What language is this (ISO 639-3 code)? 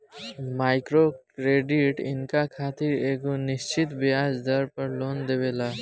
bho